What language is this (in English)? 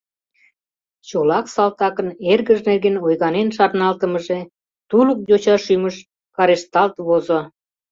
Mari